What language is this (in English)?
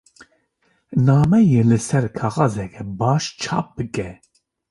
Kurdish